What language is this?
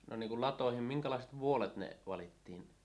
Finnish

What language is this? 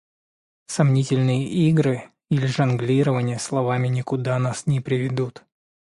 Russian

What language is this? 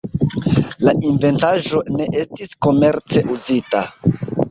Esperanto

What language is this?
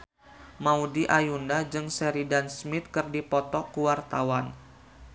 Sundanese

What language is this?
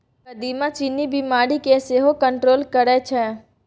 Maithili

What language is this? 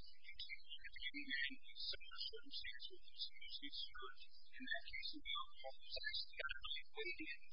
English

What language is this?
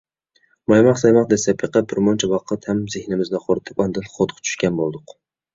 Uyghur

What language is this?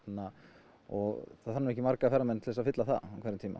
Icelandic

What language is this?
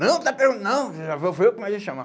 Portuguese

